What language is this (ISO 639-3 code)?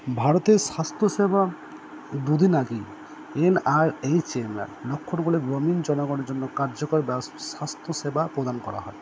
ben